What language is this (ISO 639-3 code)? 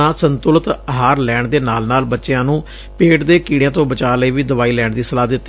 pan